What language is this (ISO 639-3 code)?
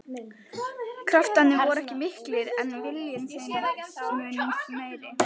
isl